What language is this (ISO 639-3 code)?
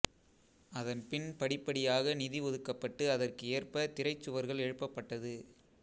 tam